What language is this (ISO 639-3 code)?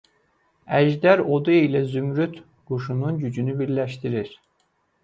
aze